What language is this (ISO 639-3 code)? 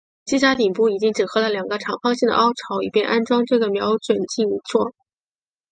zho